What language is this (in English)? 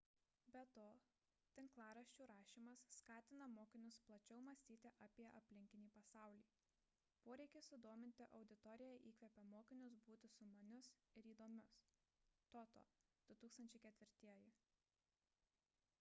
Lithuanian